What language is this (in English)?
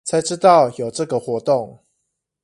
Chinese